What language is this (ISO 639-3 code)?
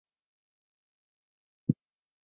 zho